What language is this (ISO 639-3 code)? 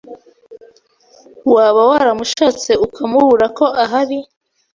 kin